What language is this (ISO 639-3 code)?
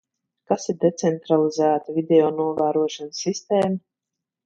lav